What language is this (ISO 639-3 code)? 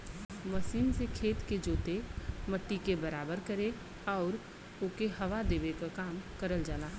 bho